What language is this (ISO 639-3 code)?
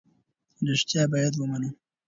pus